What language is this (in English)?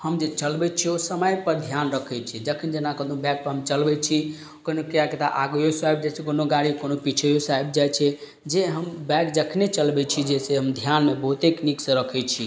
Maithili